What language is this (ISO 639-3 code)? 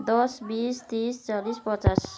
nep